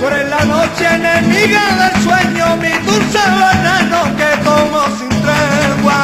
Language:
Romanian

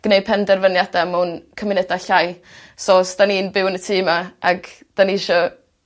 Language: Welsh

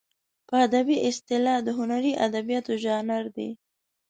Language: Pashto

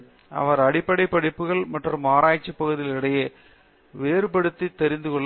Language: Tamil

